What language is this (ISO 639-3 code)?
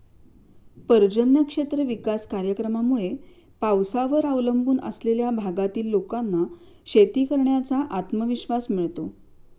mar